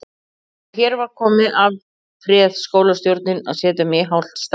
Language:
Icelandic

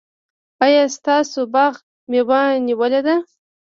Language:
Pashto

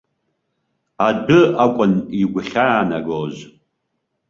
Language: Abkhazian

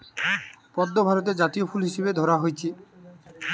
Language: Bangla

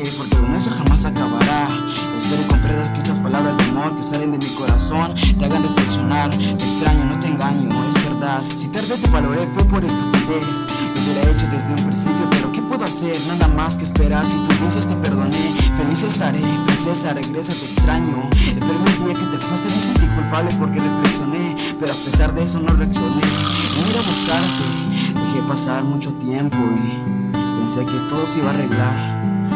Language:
Spanish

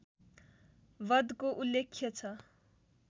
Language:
Nepali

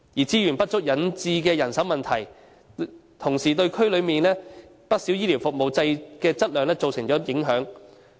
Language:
Cantonese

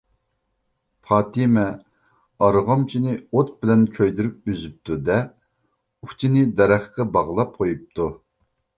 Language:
Uyghur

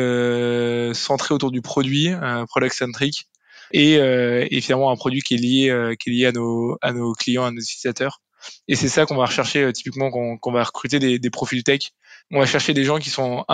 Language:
French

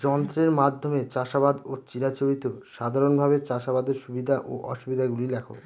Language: Bangla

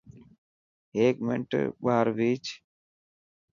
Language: Dhatki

